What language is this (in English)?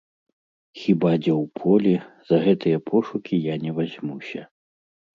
Belarusian